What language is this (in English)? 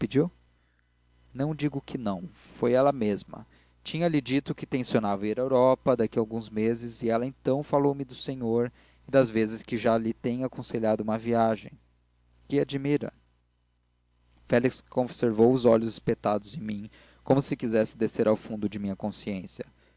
Portuguese